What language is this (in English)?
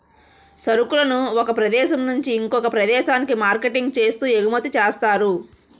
Telugu